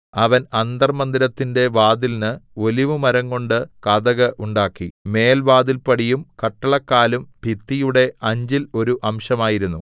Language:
Malayalam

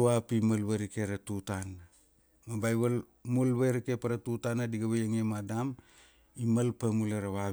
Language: Kuanua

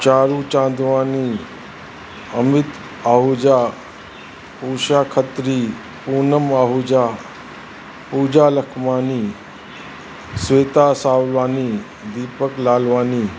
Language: Sindhi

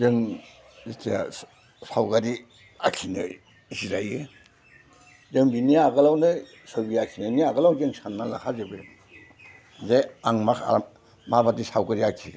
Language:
Bodo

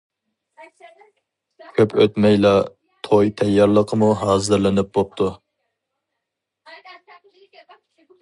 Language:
Uyghur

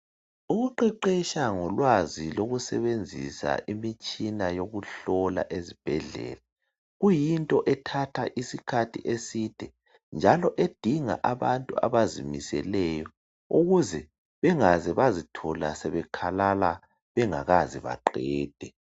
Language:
North Ndebele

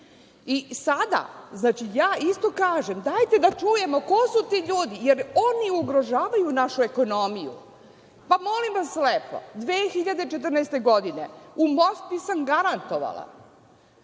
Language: Serbian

